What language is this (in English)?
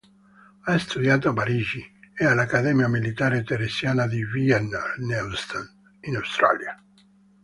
Italian